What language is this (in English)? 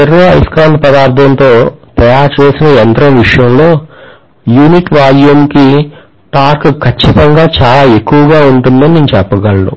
Telugu